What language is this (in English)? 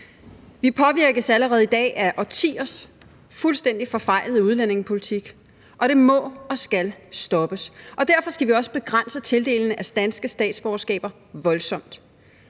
Danish